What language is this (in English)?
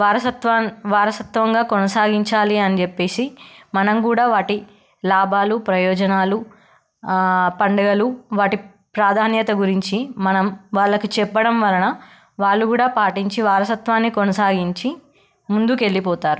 Telugu